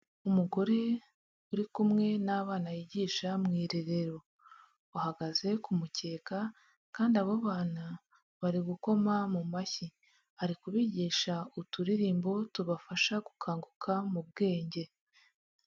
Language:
Kinyarwanda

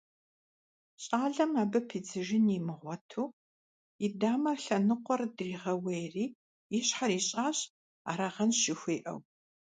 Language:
Kabardian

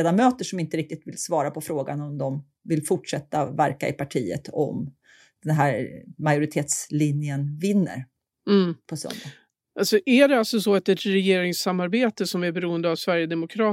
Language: Swedish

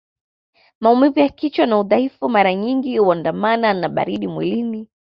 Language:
Swahili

